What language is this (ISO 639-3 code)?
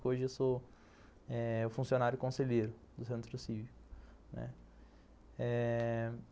por